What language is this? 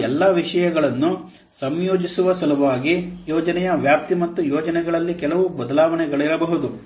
Kannada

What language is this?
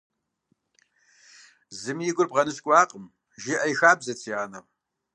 Kabardian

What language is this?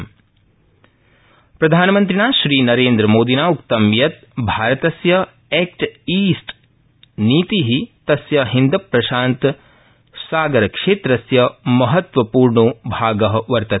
Sanskrit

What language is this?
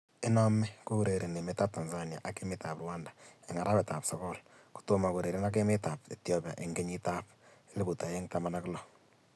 Kalenjin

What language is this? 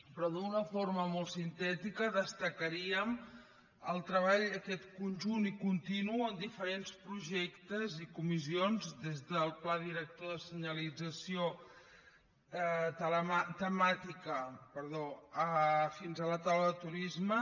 Catalan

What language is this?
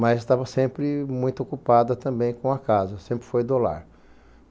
Portuguese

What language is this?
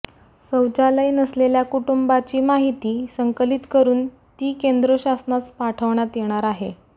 Marathi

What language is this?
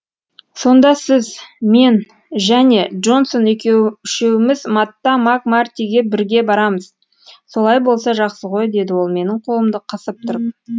Kazakh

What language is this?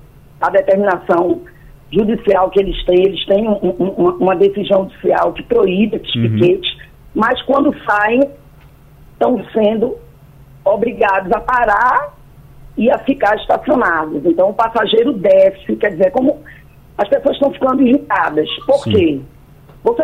Portuguese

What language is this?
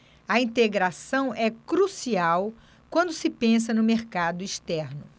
Portuguese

